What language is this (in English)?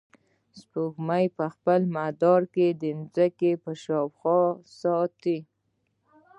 Pashto